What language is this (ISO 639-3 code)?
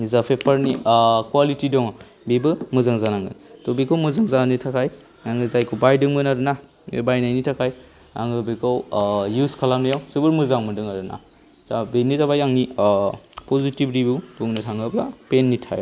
brx